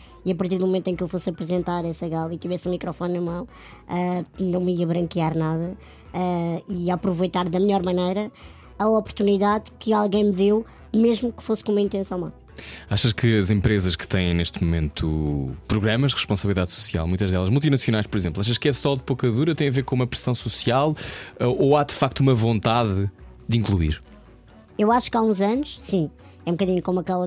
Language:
Portuguese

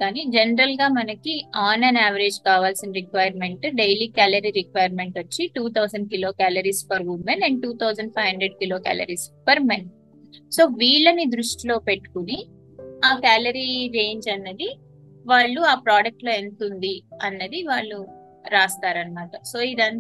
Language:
Telugu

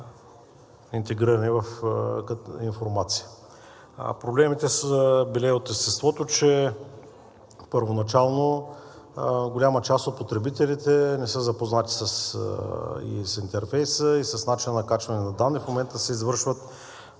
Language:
Bulgarian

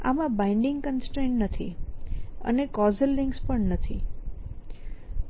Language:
Gujarati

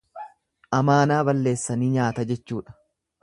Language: Oromo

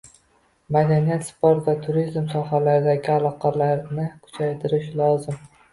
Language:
Uzbek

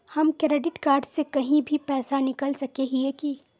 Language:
Magahi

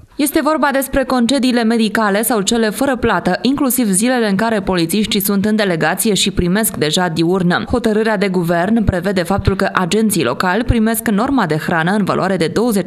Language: Romanian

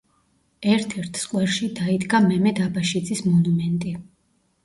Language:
Georgian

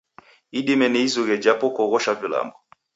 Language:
Taita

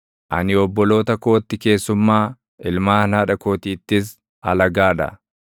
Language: Oromo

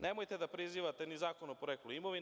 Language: Serbian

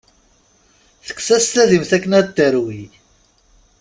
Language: Kabyle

